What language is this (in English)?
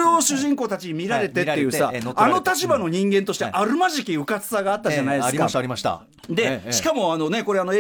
Japanese